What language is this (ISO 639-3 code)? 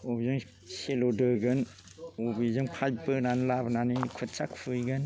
brx